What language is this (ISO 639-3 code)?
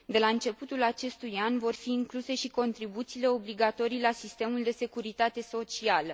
ron